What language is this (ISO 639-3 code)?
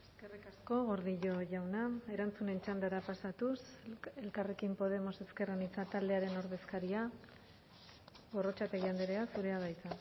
eus